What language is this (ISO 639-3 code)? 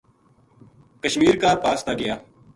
gju